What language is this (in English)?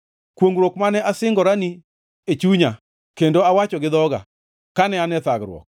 Luo (Kenya and Tanzania)